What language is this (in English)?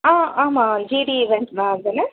Tamil